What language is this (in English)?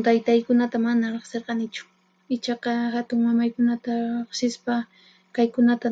Puno Quechua